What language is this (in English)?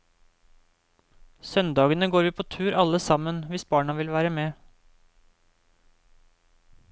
Norwegian